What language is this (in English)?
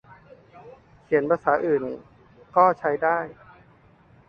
Thai